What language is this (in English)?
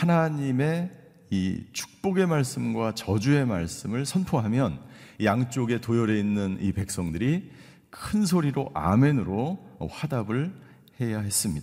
Korean